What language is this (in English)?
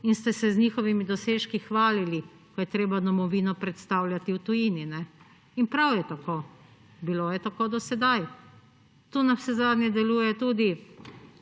Slovenian